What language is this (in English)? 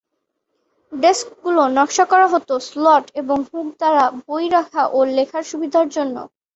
Bangla